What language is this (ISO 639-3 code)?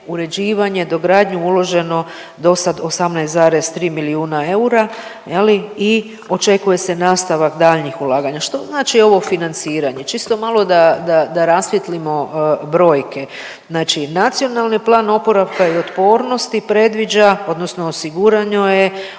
hrv